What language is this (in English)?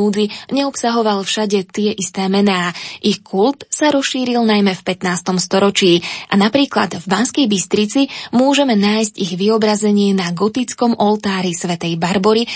Slovak